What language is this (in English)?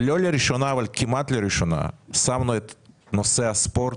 Hebrew